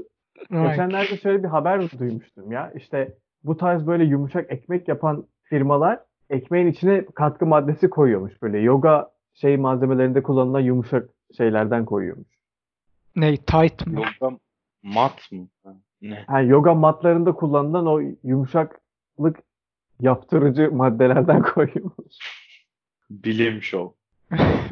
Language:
Turkish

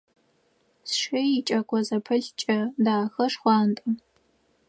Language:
Adyghe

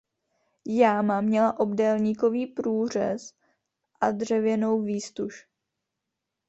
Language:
Czech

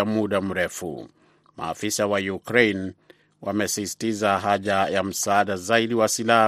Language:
Swahili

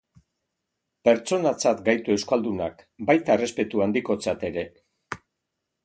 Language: Basque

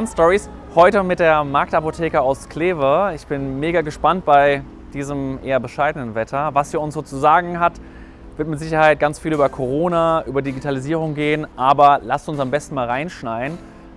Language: German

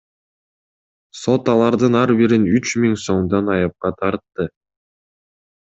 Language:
Kyrgyz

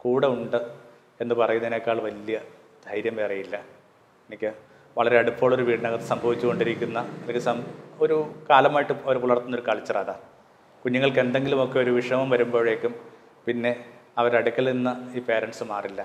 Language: Malayalam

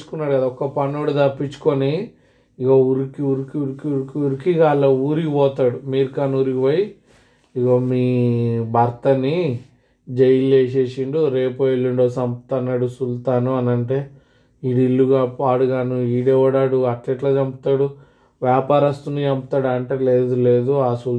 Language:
Telugu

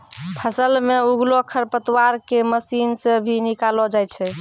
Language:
Maithili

